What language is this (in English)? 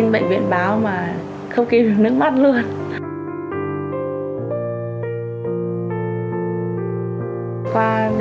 Vietnamese